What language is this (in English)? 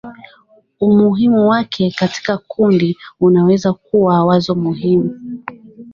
Swahili